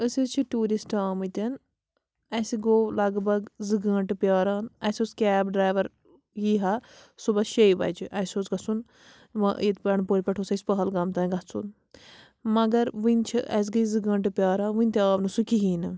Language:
Kashmiri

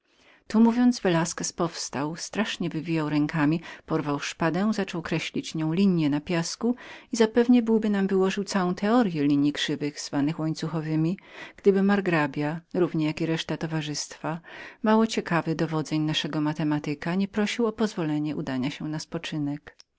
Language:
Polish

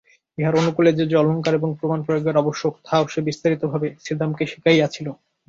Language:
Bangla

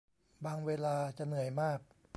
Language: Thai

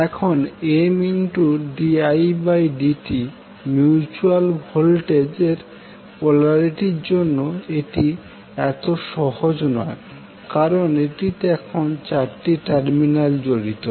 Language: Bangla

